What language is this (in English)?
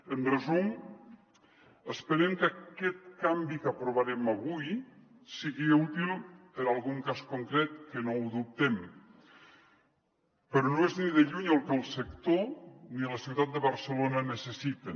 Catalan